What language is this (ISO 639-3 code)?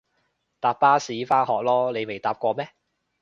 yue